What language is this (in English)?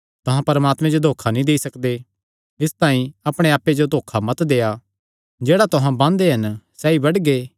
Kangri